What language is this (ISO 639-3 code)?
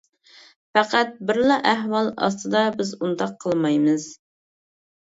uig